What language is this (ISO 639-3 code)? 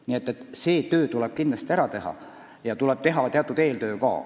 est